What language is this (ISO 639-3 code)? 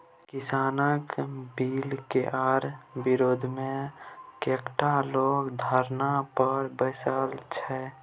mai